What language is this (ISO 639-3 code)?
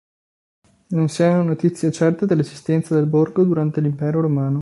ita